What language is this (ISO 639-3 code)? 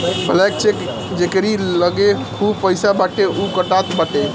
bho